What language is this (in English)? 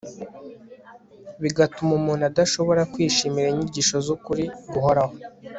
Kinyarwanda